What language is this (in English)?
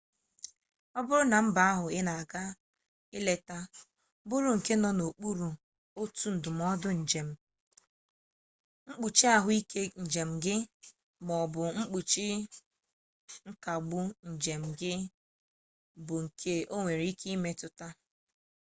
Igbo